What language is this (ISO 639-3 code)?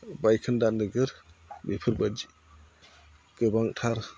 brx